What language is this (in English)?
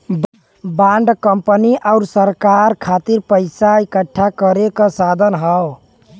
Bhojpuri